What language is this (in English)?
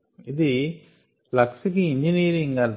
Telugu